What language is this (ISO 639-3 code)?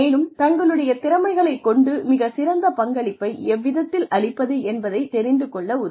tam